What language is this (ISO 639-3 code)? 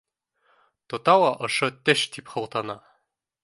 bak